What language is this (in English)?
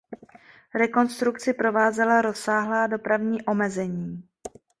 Czech